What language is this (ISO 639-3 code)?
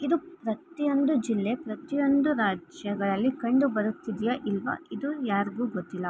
kan